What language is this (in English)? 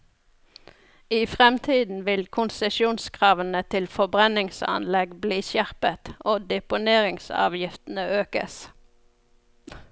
Norwegian